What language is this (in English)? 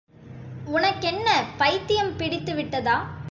Tamil